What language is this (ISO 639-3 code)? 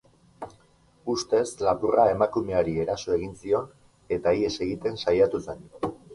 eus